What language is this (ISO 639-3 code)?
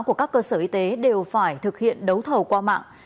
vie